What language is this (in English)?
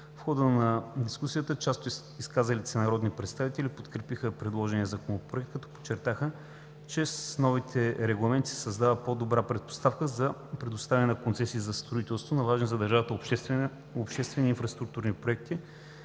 Bulgarian